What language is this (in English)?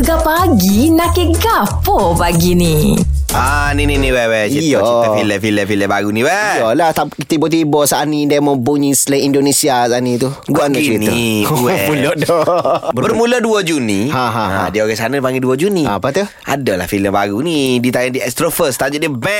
Malay